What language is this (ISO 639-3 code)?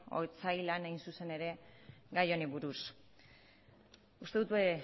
eus